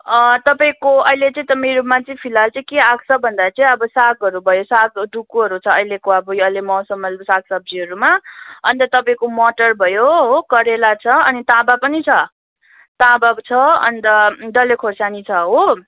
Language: Nepali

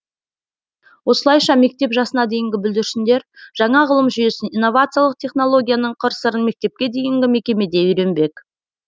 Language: Kazakh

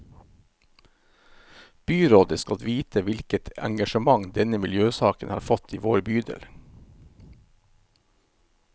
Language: Norwegian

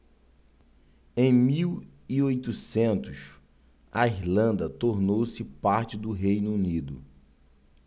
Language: Portuguese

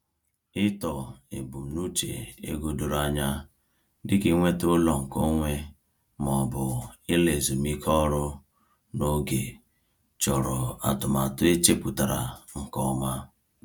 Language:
Igbo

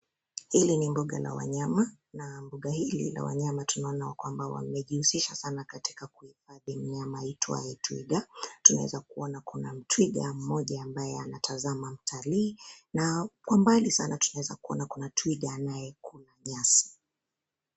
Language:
Swahili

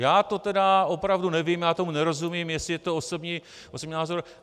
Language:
Czech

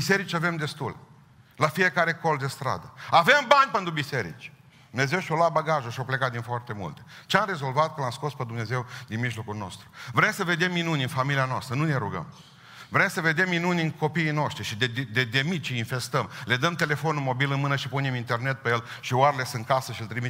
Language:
Romanian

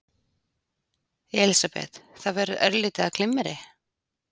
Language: Icelandic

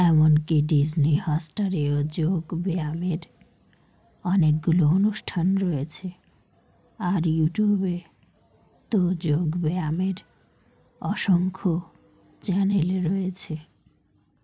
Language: Bangla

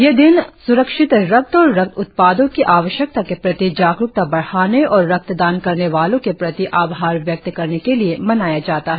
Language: Hindi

